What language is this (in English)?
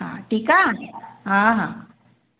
Sindhi